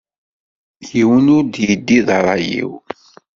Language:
Kabyle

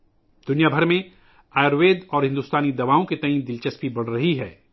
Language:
Urdu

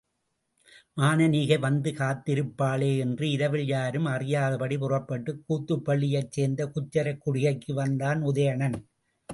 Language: Tamil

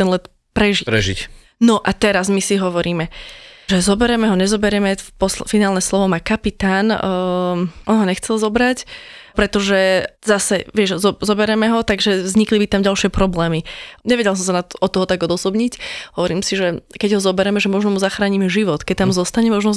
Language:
Slovak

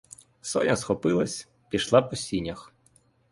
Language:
Ukrainian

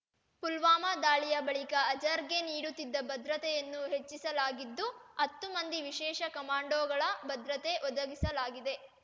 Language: Kannada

